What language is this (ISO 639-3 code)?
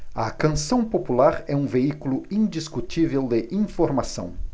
por